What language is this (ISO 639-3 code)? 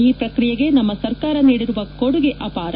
kan